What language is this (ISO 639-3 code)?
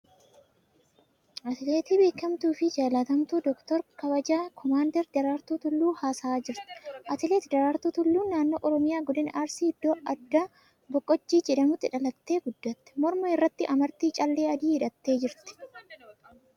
orm